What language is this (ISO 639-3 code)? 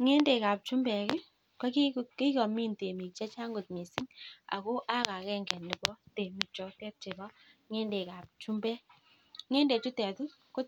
kln